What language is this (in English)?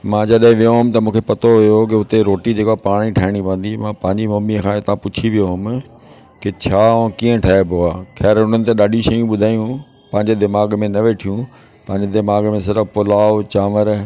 Sindhi